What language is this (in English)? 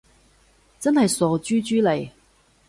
Cantonese